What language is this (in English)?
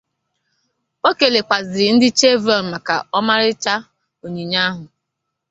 Igbo